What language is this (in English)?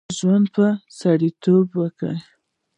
Pashto